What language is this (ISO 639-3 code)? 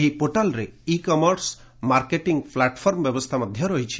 ori